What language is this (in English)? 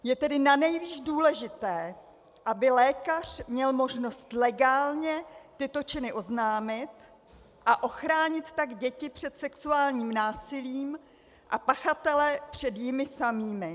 Czech